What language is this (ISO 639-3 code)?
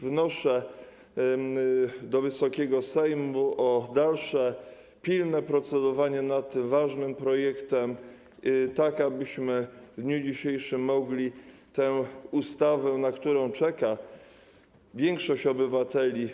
pol